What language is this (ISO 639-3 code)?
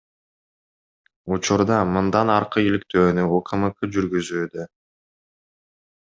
kir